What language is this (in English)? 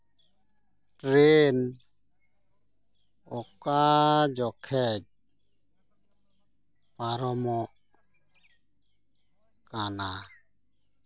Santali